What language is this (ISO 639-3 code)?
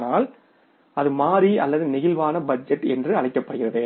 tam